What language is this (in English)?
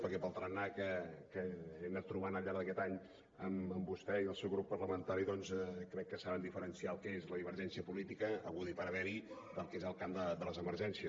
Catalan